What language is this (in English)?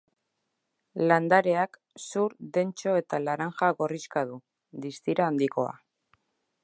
Basque